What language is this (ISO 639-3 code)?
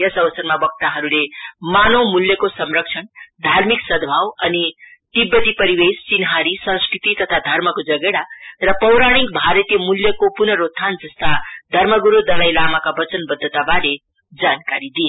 nep